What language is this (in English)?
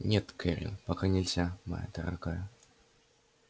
Russian